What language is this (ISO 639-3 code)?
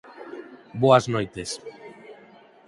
glg